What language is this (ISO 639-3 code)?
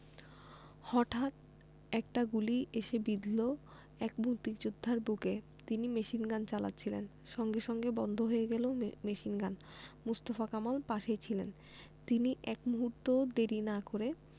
ben